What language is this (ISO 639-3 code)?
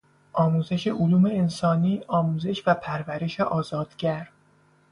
fas